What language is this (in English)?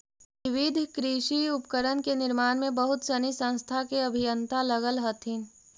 Magahi